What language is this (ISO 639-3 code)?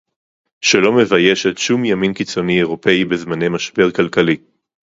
heb